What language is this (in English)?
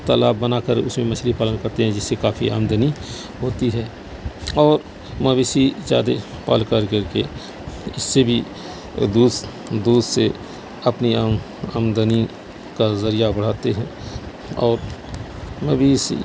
Urdu